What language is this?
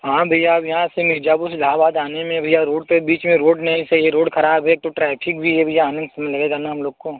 Hindi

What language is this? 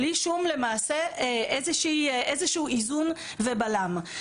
Hebrew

